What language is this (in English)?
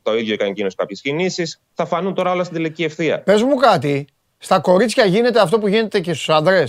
Greek